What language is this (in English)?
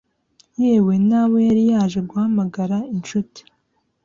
Kinyarwanda